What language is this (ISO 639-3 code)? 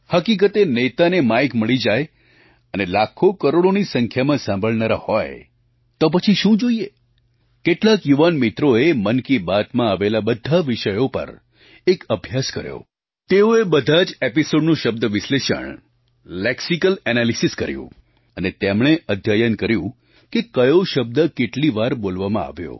guj